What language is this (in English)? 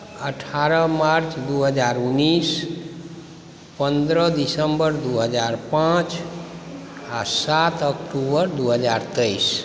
Maithili